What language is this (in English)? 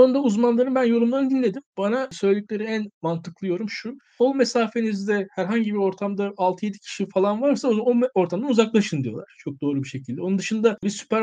Turkish